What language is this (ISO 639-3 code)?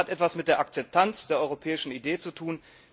deu